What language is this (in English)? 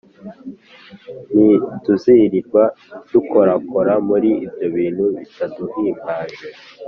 Kinyarwanda